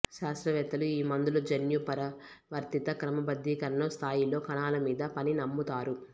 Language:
Telugu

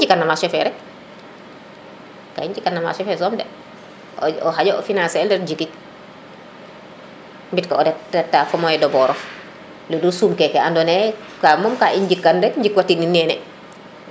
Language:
Serer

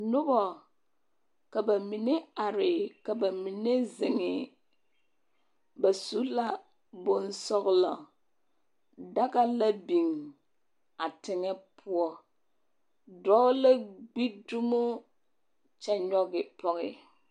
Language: Southern Dagaare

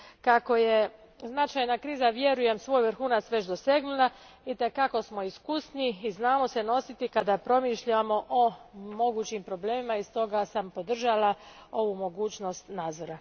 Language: Croatian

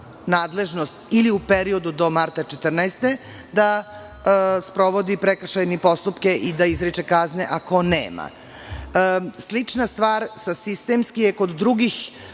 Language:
Serbian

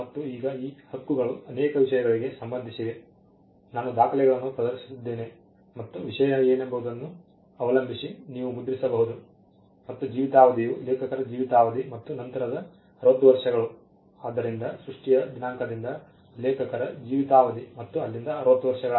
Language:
Kannada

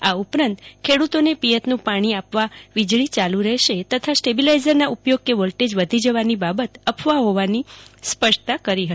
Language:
Gujarati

